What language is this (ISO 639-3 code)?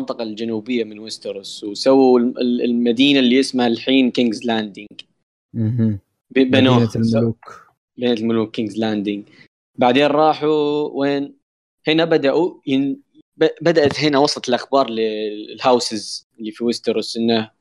ara